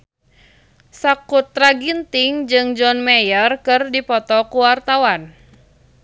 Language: Sundanese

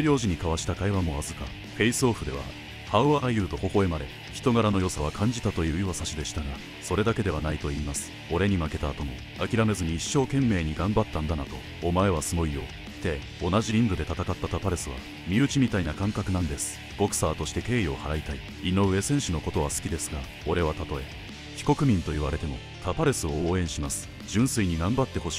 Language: Japanese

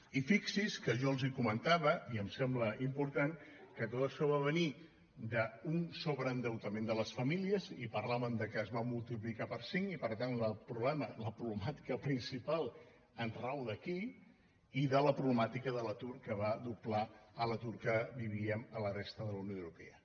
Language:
Catalan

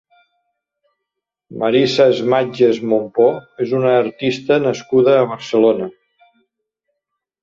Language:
Catalan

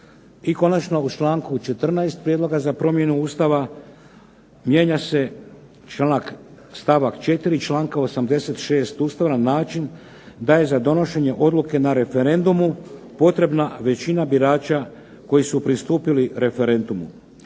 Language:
Croatian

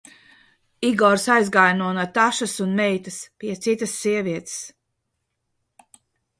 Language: Latvian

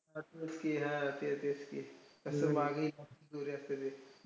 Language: Marathi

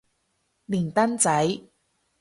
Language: Cantonese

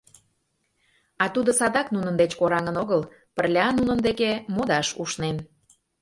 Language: Mari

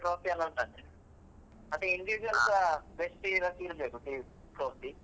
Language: Kannada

